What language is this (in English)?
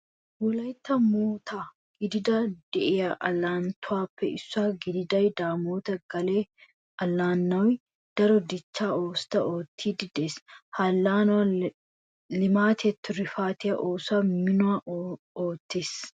Wolaytta